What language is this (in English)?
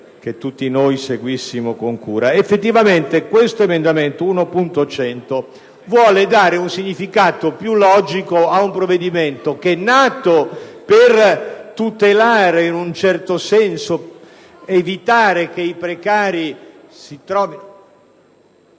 Italian